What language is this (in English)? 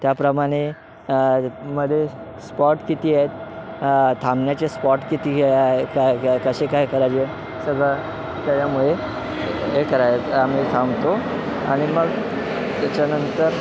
Marathi